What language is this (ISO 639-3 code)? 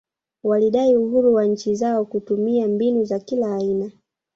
swa